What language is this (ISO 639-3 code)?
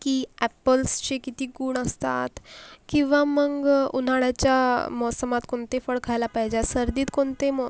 mar